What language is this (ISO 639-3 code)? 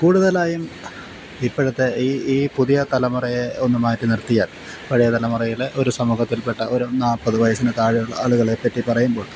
mal